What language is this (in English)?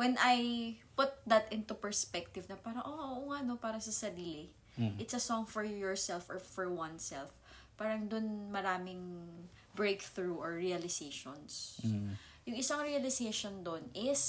Filipino